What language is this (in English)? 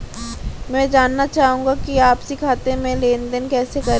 Hindi